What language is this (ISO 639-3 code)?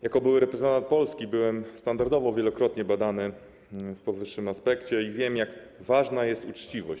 pol